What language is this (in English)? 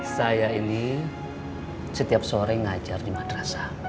Indonesian